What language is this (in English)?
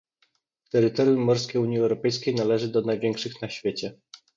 Polish